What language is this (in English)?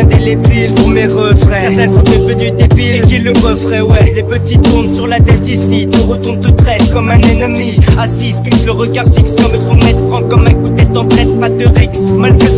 French